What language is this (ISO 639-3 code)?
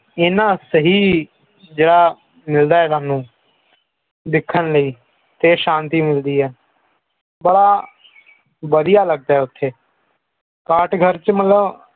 pan